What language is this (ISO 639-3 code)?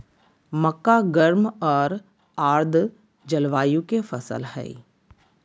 mag